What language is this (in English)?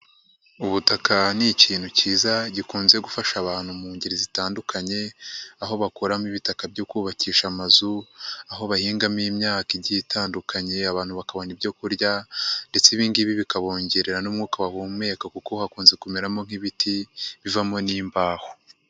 Kinyarwanda